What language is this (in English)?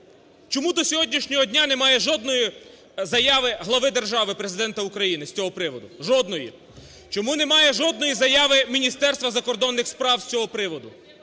Ukrainian